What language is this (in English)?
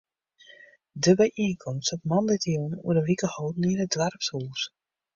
Western Frisian